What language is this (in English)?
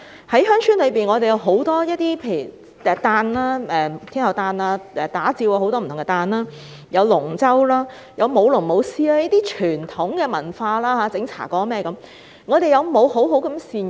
Cantonese